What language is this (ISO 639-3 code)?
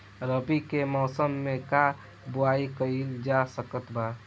bho